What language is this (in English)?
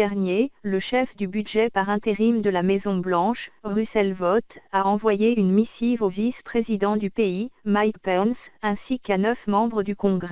French